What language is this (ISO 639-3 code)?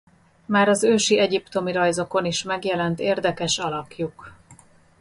hun